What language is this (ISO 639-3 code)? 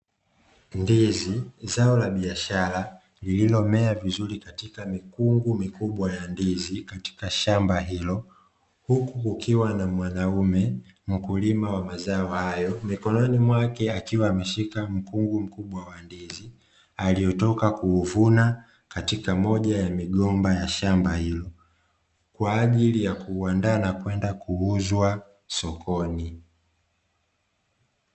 swa